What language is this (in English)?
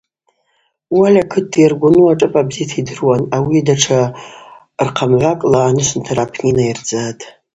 Abaza